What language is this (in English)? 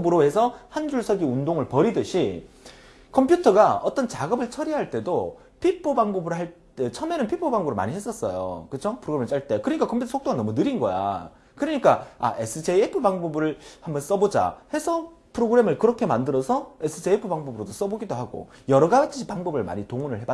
Korean